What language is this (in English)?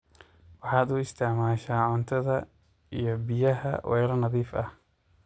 Somali